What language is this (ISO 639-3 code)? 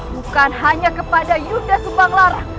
ind